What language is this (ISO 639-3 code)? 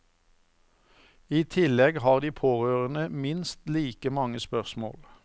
nor